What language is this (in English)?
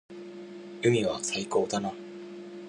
Japanese